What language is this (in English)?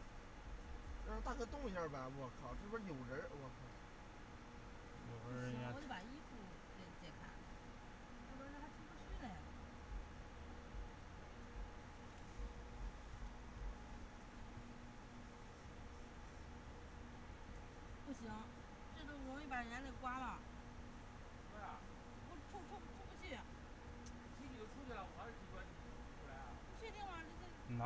Chinese